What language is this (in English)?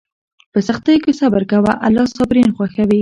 Pashto